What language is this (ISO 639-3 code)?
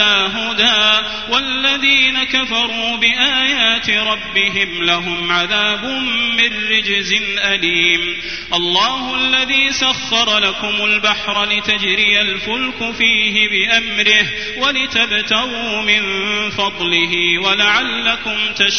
ara